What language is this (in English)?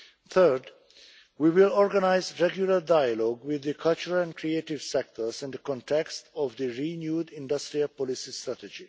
English